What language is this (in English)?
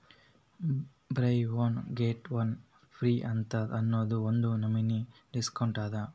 Kannada